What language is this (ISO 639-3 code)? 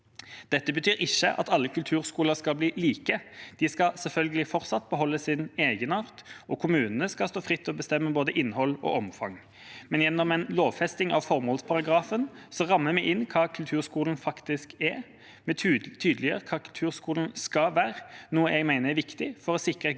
nor